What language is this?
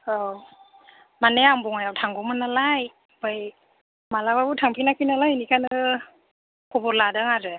Bodo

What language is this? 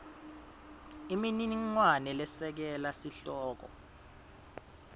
Swati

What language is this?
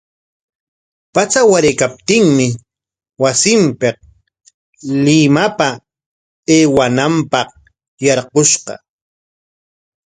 Corongo Ancash Quechua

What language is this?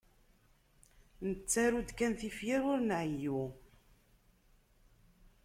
Kabyle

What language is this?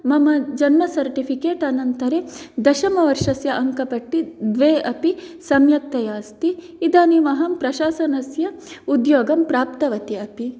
Sanskrit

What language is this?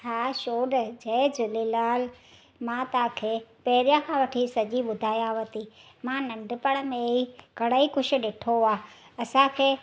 Sindhi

